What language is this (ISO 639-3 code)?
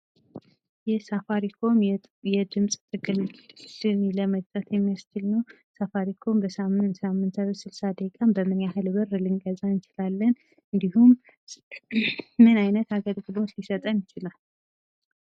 amh